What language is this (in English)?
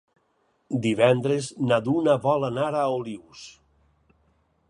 Catalan